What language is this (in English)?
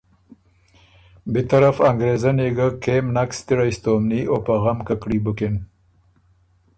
Ormuri